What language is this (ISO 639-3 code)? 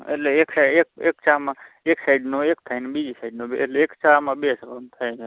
guj